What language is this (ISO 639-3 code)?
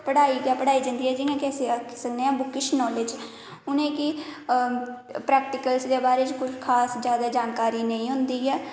doi